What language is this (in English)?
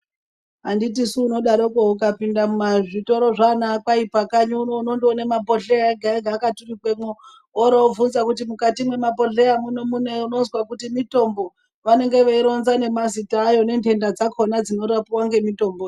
Ndau